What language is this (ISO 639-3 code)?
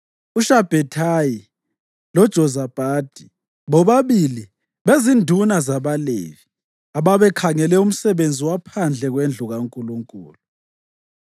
nde